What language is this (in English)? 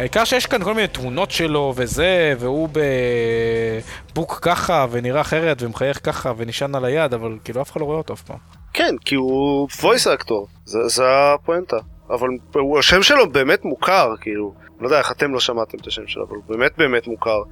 Hebrew